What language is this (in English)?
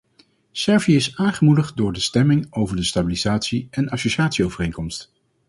Dutch